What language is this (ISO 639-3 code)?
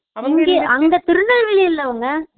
tam